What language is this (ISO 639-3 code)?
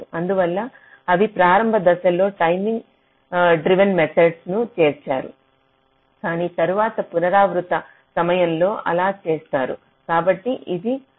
tel